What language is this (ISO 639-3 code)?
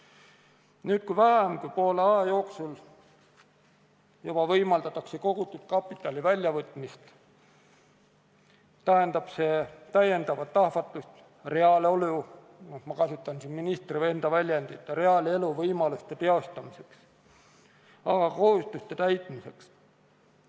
est